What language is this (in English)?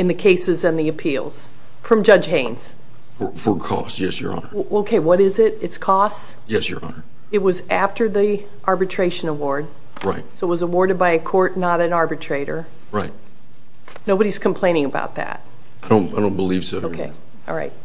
English